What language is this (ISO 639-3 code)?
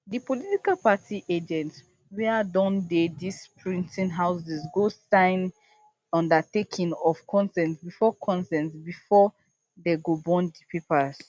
pcm